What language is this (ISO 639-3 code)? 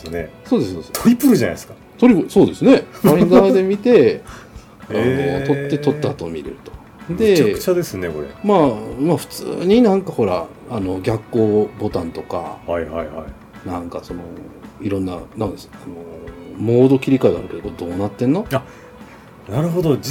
jpn